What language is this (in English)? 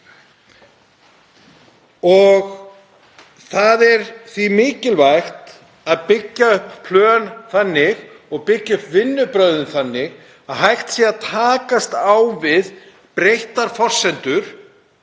Icelandic